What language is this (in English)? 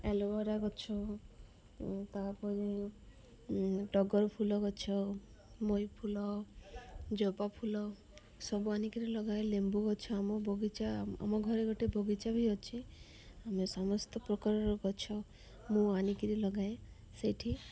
Odia